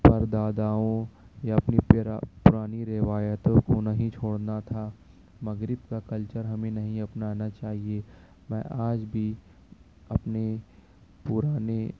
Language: Urdu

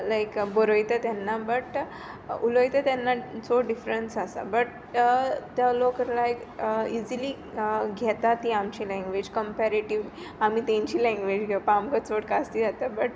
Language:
Konkani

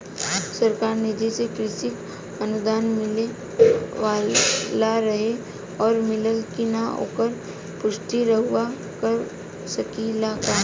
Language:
Bhojpuri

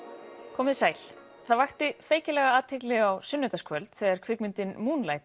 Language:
Icelandic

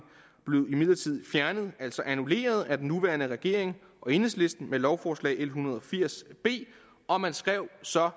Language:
Danish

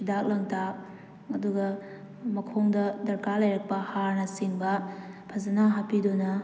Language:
Manipuri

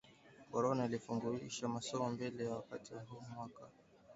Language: Swahili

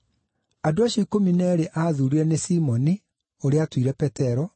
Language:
Kikuyu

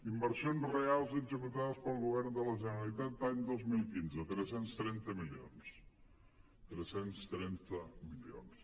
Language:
Catalan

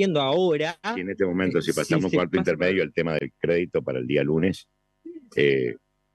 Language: Spanish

